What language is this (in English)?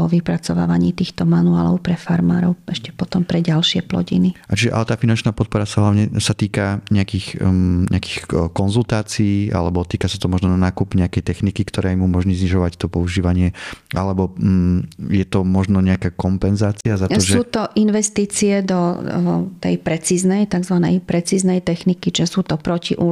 Slovak